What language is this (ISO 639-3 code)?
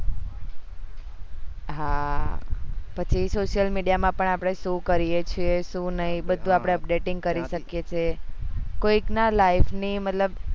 guj